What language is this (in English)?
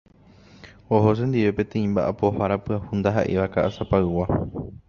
Guarani